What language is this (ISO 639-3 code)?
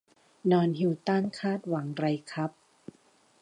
tha